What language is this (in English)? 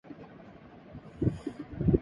Urdu